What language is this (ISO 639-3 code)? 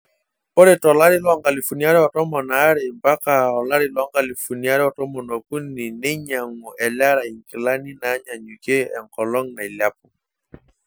mas